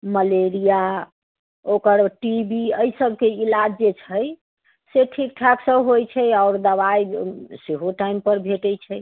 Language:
Maithili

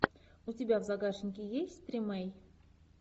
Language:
Russian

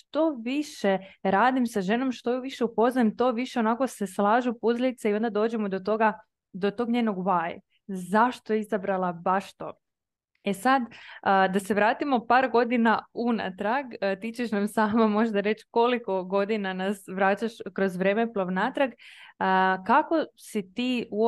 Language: Croatian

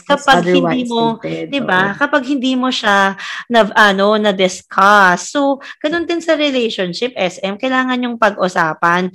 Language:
Filipino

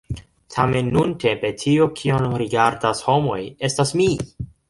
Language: Esperanto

